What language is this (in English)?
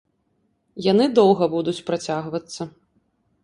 Belarusian